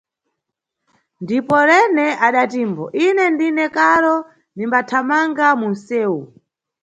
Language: Nyungwe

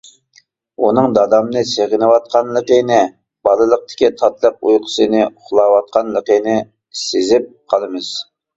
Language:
Uyghur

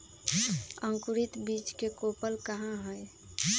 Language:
Magahi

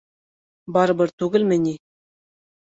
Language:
Bashkir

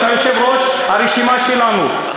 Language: Hebrew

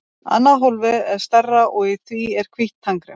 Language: Icelandic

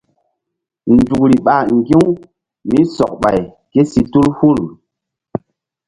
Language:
Mbum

